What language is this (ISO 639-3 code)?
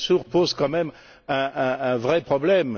fra